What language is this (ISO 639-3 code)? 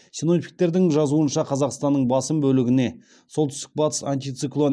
kaz